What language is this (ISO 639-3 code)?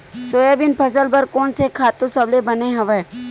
hne